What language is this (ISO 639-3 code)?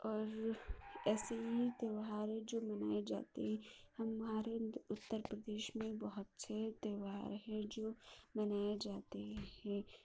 urd